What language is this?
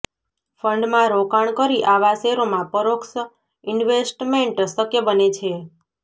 Gujarati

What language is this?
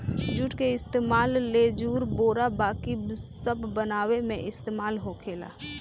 Bhojpuri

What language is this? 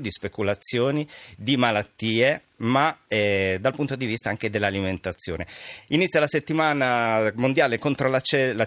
Italian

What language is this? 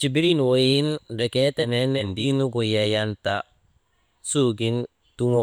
Maba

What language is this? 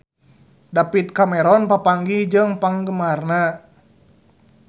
Sundanese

